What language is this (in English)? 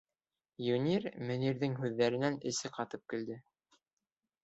Bashkir